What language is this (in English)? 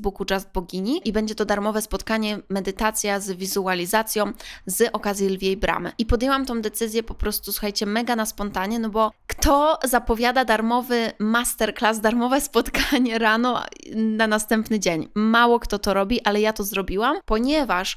Polish